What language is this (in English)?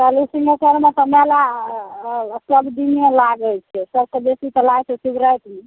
Maithili